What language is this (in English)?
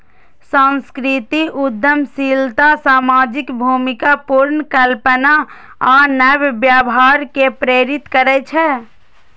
Maithili